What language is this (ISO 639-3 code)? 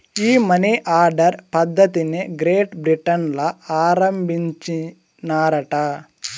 tel